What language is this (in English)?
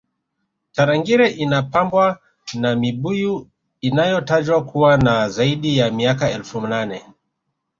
Swahili